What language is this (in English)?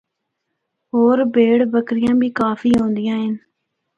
Northern Hindko